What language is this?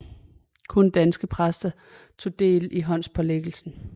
Danish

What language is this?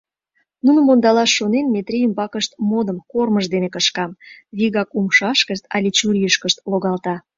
Mari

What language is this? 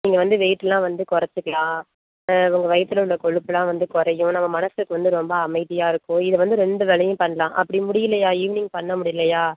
Tamil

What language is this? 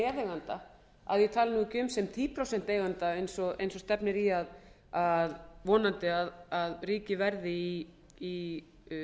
Icelandic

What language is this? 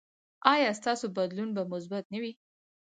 Pashto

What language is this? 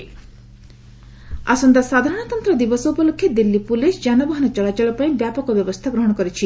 Odia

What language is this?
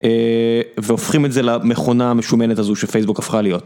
Hebrew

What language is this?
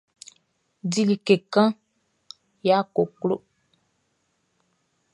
Baoulé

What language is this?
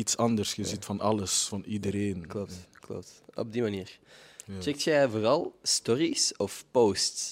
Dutch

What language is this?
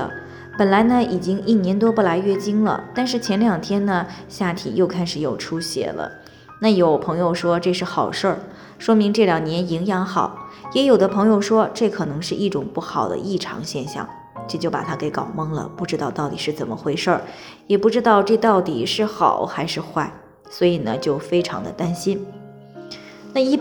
Chinese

